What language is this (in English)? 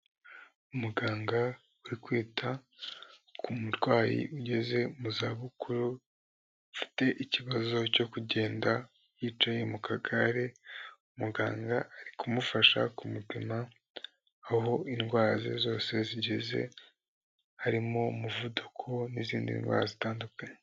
Kinyarwanda